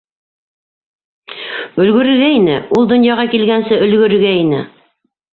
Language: Bashkir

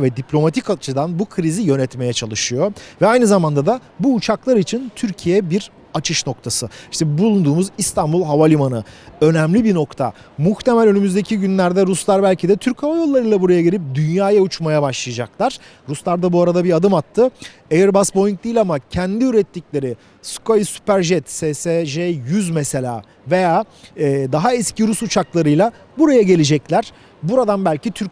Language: Turkish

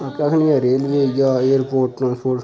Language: Dogri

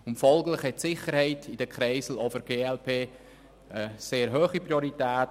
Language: Swiss German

